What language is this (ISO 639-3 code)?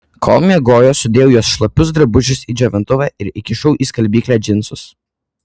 lit